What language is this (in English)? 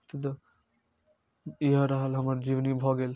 Maithili